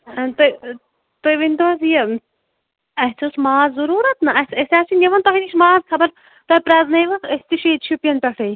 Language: Kashmiri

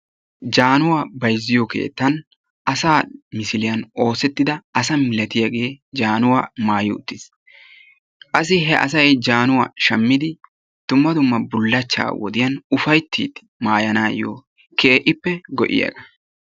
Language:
Wolaytta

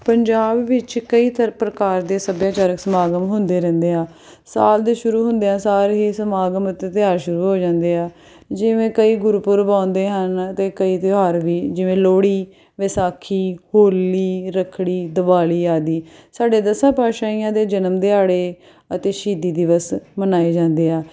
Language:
Punjabi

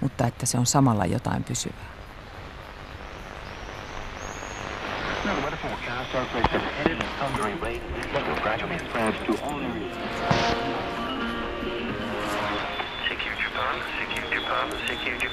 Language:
Finnish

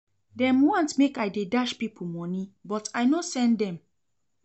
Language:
Nigerian Pidgin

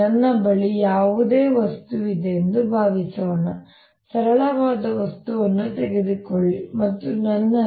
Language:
Kannada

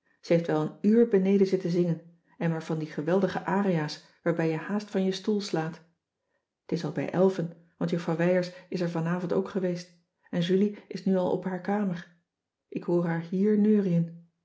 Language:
Dutch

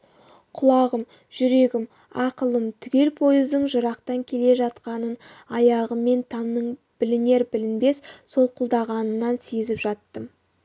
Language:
Kazakh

